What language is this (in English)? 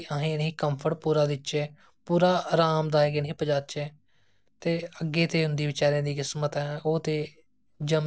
Dogri